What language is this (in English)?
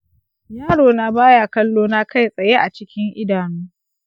Hausa